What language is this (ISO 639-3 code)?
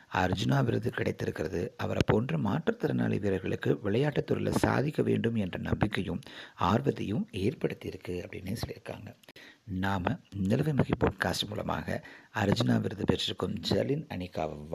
tam